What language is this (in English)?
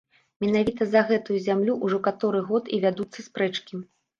Belarusian